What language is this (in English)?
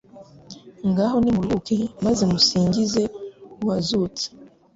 Kinyarwanda